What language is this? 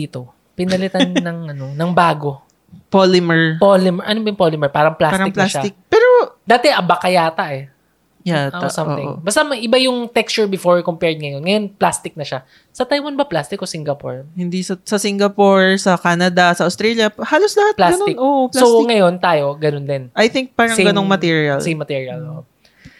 Filipino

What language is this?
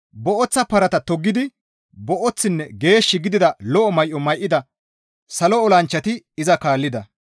Gamo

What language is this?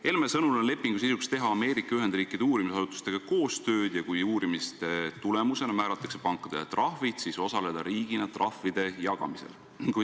Estonian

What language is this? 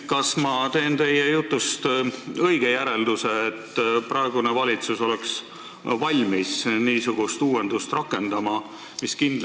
Estonian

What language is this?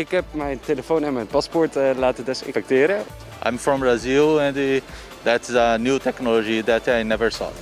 Dutch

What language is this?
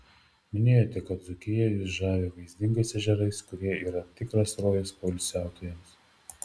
Lithuanian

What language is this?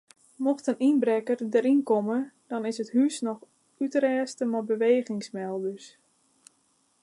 Western Frisian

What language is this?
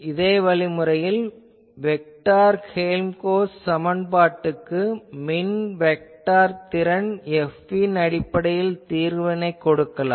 Tamil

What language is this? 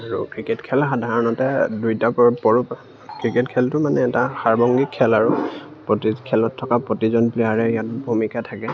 Assamese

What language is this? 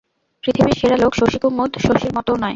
Bangla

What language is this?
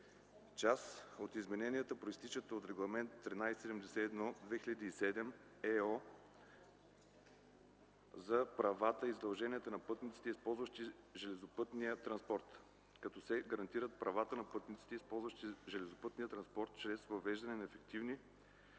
Bulgarian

